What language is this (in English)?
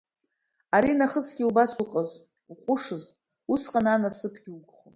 Abkhazian